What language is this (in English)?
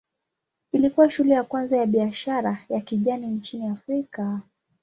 Swahili